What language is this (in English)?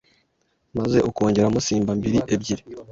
Kinyarwanda